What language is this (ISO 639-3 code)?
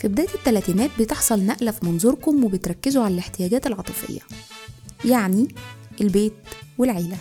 ara